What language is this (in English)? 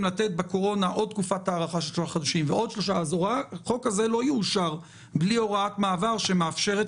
Hebrew